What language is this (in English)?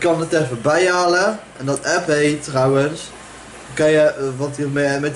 Dutch